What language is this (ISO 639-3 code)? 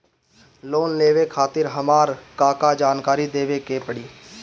bho